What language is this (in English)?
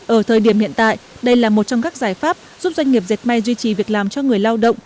Vietnamese